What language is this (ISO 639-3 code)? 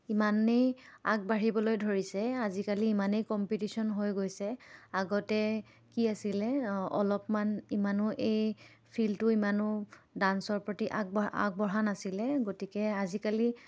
asm